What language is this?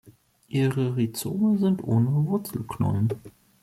German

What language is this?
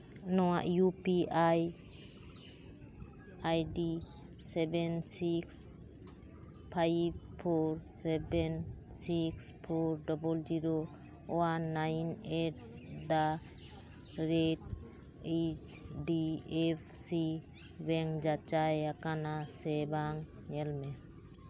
Santali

